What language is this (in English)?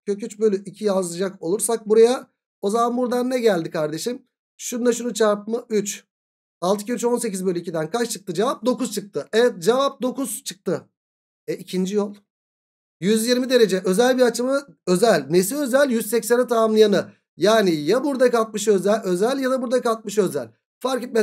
Turkish